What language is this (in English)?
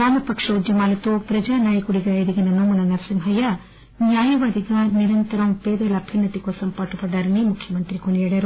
Telugu